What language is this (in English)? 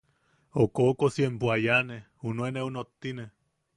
Yaqui